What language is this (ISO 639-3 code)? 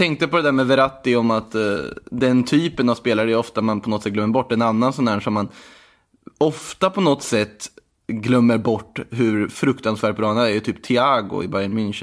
swe